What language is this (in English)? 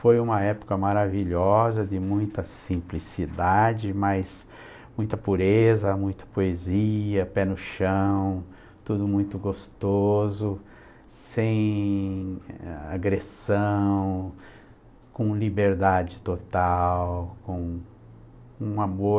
Portuguese